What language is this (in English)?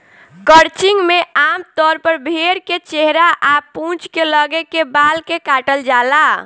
Bhojpuri